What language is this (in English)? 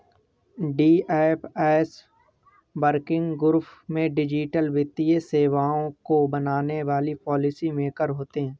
Hindi